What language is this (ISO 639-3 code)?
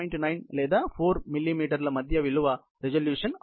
tel